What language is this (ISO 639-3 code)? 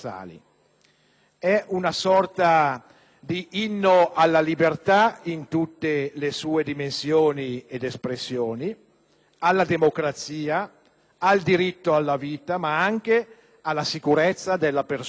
ita